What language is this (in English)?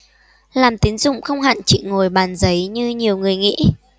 Vietnamese